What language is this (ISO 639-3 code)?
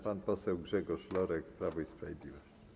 pol